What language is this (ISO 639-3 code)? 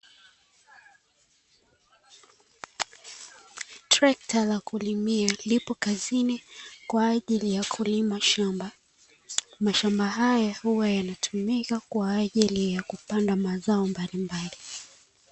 swa